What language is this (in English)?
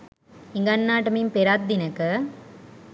Sinhala